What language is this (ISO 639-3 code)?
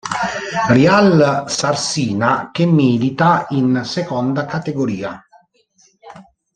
ita